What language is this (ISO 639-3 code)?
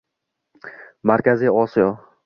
uzb